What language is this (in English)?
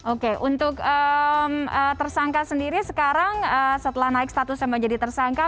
Indonesian